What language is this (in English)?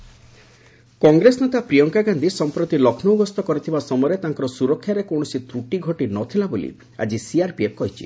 Odia